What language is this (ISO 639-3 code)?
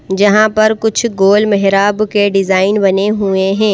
hin